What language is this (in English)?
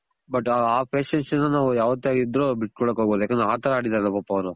Kannada